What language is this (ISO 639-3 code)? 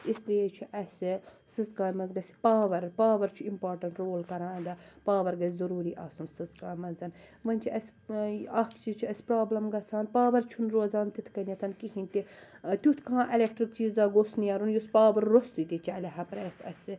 kas